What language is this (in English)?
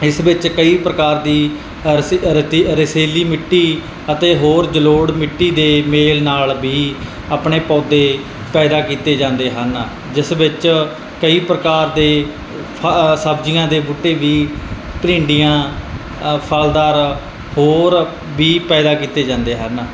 Punjabi